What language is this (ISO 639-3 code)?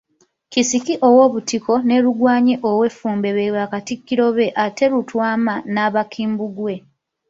lug